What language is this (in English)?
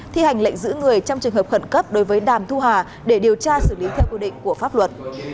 Vietnamese